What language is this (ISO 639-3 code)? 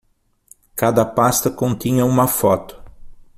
por